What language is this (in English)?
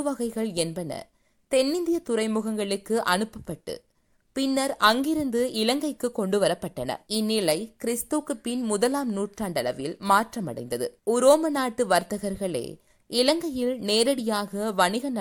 Tamil